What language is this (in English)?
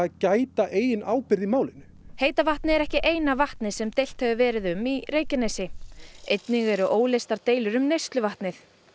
Icelandic